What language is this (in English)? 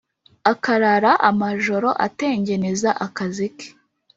Kinyarwanda